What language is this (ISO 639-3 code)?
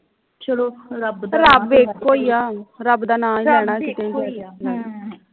pan